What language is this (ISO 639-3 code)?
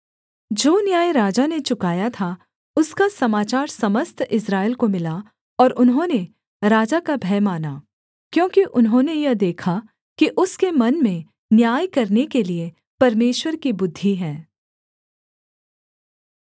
hin